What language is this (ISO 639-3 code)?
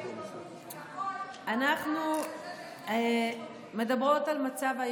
heb